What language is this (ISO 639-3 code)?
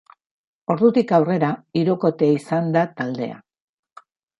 eus